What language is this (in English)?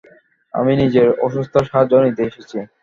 Bangla